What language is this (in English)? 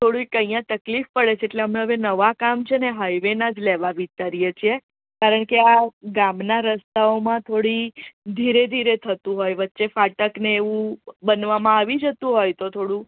Gujarati